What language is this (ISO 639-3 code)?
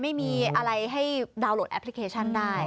tha